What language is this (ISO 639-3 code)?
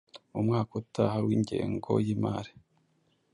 kin